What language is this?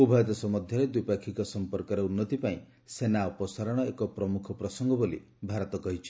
Odia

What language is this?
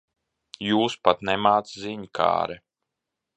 Latvian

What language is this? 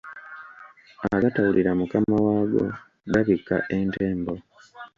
Ganda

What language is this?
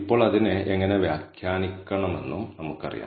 Malayalam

